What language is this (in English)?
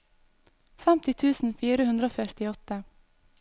Norwegian